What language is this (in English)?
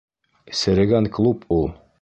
Bashkir